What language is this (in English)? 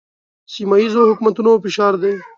Pashto